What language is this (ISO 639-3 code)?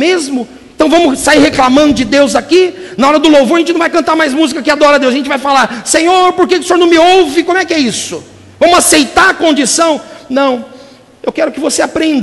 por